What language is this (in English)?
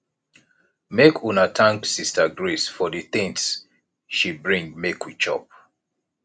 Nigerian Pidgin